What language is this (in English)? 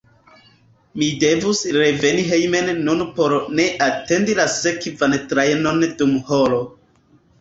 Esperanto